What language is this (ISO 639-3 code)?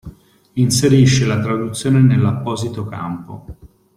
ita